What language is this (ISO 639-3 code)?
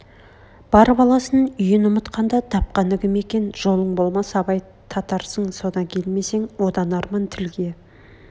kaz